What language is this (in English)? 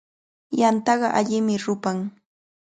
Cajatambo North Lima Quechua